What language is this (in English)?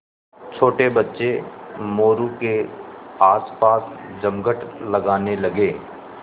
Hindi